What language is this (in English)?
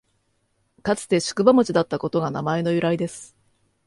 Japanese